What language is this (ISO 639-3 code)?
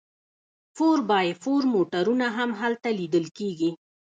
pus